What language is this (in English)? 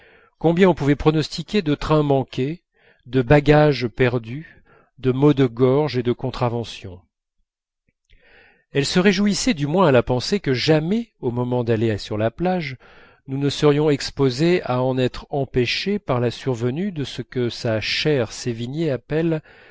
French